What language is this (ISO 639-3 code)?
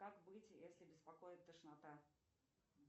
rus